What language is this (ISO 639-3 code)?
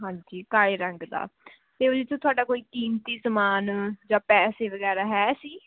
pan